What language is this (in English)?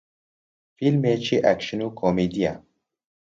Central Kurdish